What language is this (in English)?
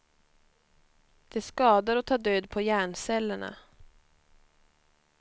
Swedish